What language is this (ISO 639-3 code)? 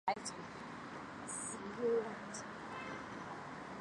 zho